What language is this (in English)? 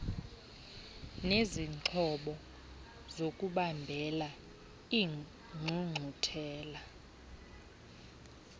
Xhosa